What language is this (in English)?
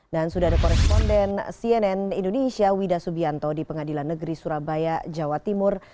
Indonesian